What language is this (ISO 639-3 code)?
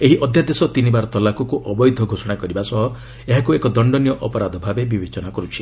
ori